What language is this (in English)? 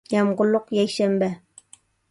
Uyghur